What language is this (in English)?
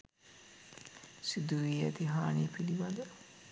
Sinhala